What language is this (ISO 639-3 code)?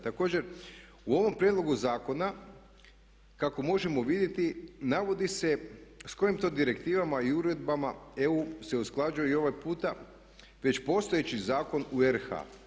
hrv